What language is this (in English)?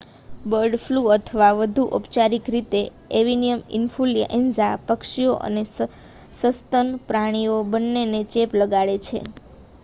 Gujarati